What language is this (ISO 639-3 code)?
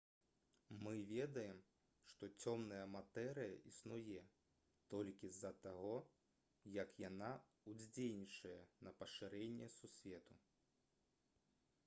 bel